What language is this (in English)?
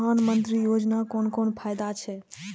Maithili